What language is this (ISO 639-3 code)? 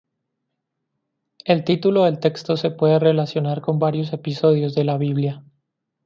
spa